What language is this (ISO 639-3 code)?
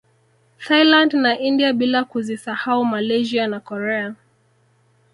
swa